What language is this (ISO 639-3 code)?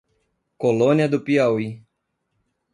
por